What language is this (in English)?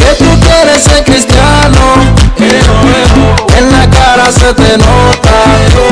Spanish